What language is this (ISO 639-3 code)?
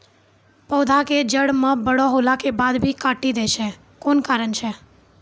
mai